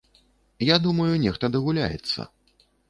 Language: Belarusian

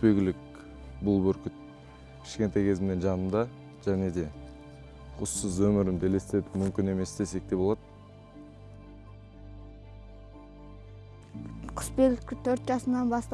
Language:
Turkish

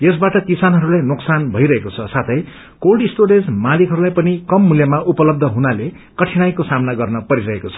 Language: Nepali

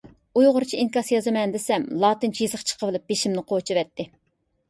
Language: Uyghur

